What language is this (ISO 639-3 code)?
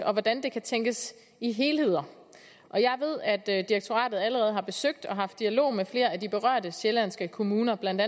dan